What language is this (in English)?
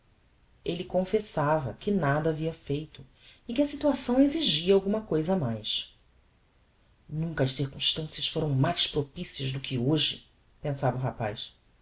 Portuguese